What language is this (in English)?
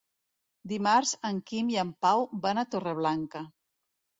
Catalan